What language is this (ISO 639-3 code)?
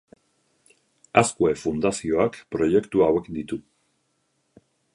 eus